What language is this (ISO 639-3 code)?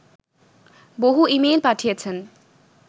ben